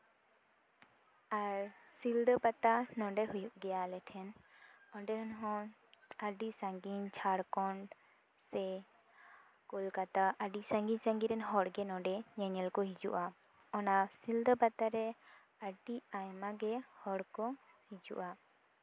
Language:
Santali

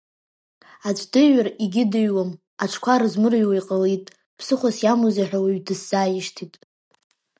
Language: Abkhazian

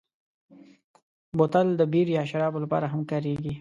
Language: Pashto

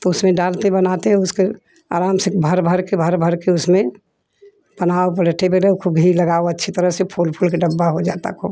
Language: Hindi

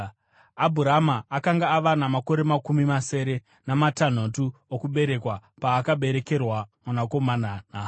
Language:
Shona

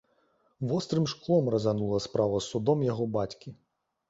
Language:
Belarusian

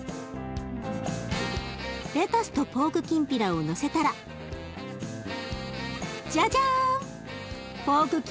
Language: Japanese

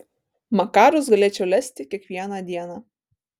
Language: Lithuanian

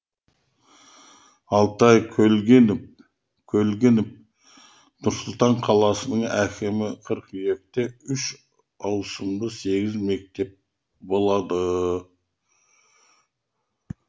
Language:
Kazakh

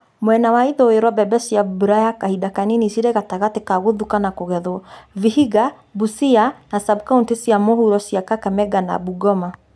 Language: Kikuyu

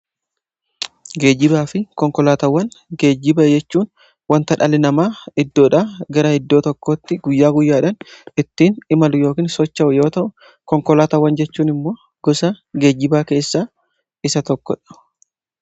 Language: Oromo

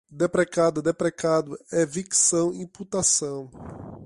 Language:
Portuguese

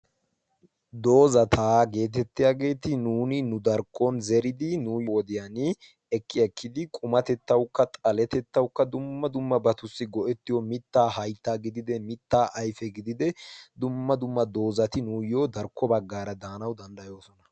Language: Wolaytta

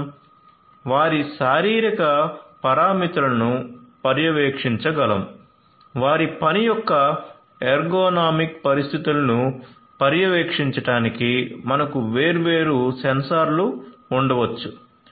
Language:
Telugu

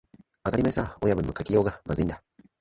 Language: Japanese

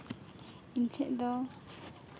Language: Santali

